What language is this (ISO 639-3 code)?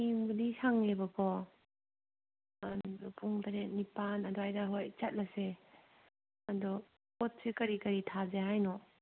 mni